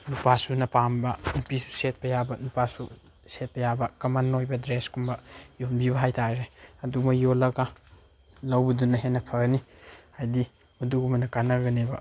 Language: Manipuri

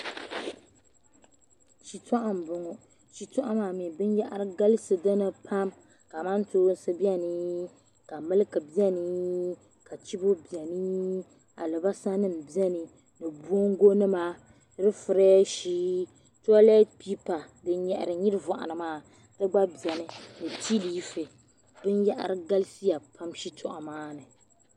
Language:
Dagbani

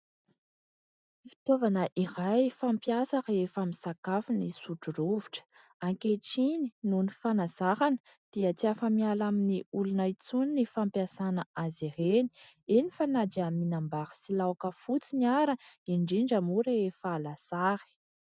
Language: Malagasy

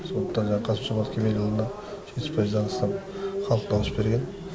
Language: Kazakh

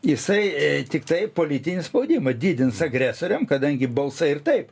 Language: Lithuanian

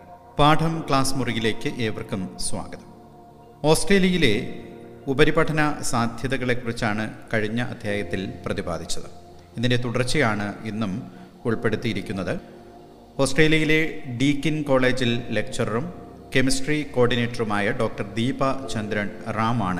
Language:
Malayalam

